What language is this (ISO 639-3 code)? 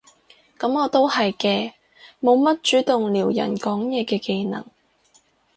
yue